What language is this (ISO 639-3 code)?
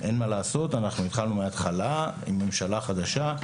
heb